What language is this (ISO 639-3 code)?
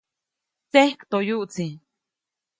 zoc